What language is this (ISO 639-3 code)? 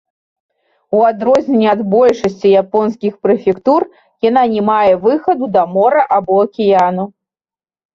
bel